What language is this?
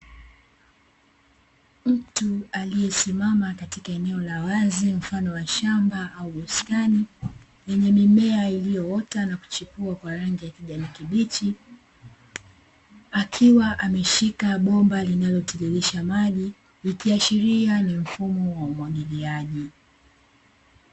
Swahili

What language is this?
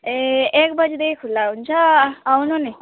Nepali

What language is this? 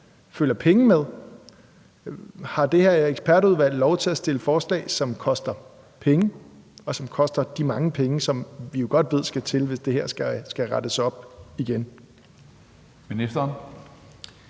Danish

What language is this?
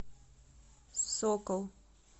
Russian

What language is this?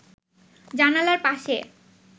Bangla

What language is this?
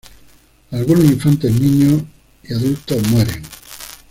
Spanish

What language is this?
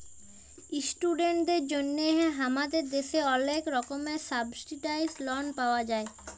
Bangla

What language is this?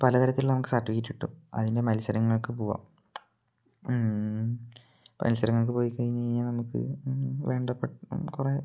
Malayalam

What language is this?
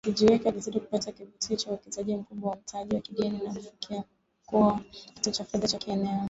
Swahili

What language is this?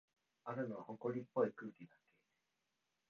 Japanese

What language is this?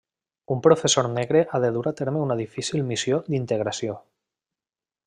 Catalan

